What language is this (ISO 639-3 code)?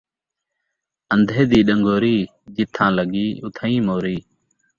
skr